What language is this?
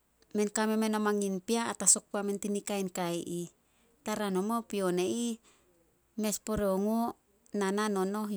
Solos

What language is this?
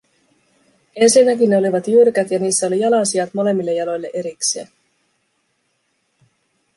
Finnish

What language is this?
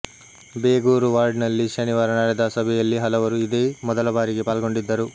Kannada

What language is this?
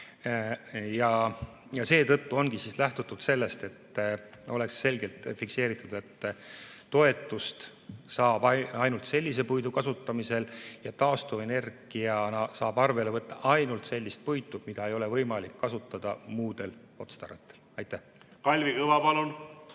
Estonian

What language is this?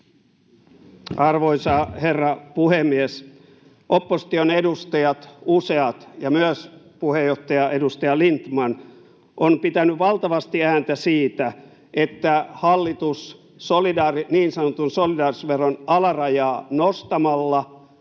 Finnish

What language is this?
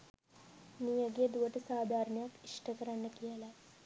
Sinhala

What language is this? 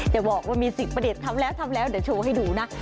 Thai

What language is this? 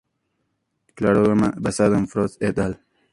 Spanish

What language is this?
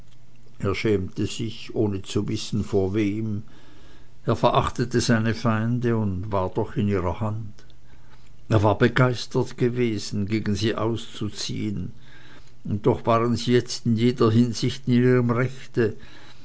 German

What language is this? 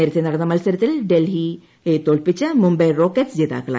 Malayalam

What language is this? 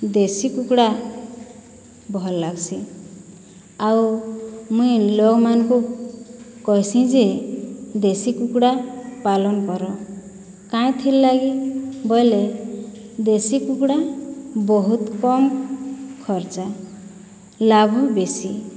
Odia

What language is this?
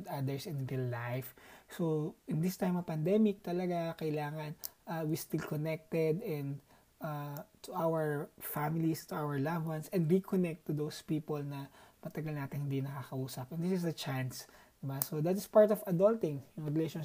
Filipino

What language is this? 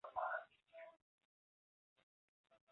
Chinese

